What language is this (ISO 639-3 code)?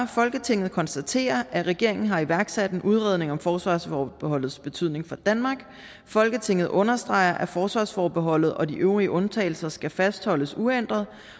dan